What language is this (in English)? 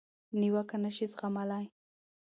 Pashto